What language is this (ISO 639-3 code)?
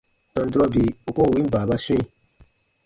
bba